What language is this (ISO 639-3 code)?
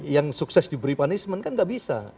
ind